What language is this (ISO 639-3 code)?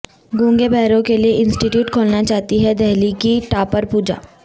urd